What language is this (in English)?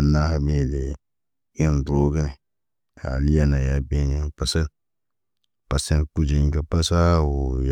Naba